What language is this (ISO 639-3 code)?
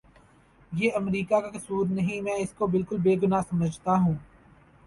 urd